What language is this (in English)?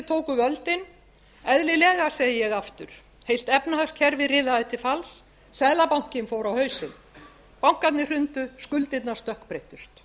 Icelandic